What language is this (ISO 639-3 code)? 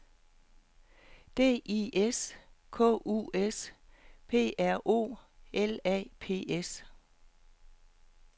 dan